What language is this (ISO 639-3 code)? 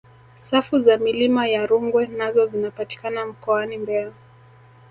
swa